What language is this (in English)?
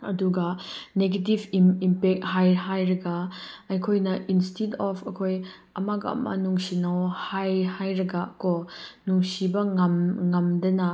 Manipuri